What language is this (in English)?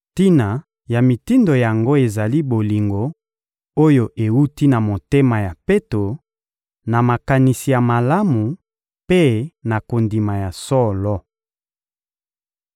Lingala